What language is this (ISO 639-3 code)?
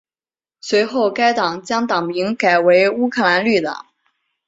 zho